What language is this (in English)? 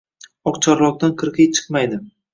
Uzbek